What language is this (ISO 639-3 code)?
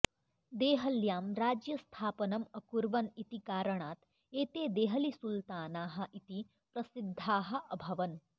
san